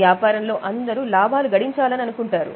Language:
Telugu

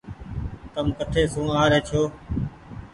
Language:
Goaria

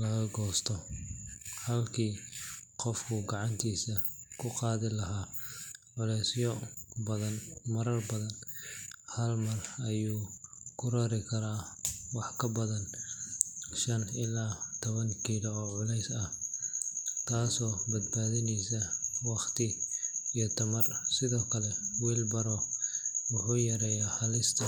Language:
Somali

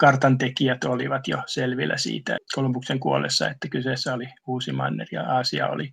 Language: Finnish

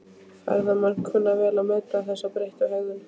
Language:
Icelandic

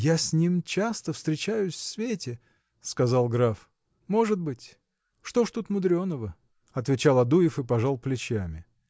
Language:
Russian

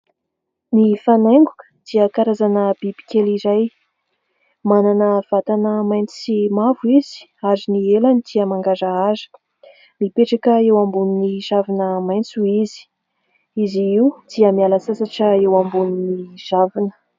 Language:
Malagasy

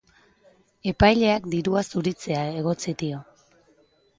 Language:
Basque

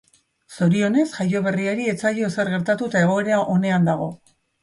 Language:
Basque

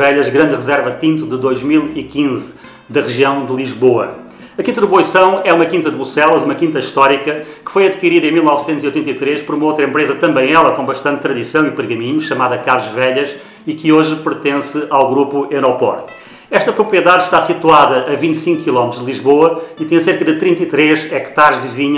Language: Portuguese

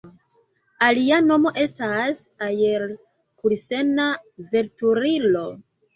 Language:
Esperanto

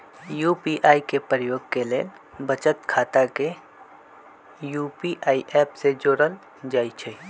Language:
Magahi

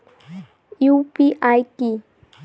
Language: Bangla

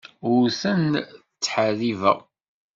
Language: Kabyle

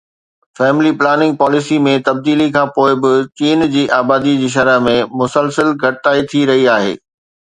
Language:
Sindhi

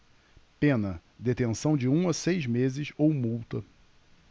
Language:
Portuguese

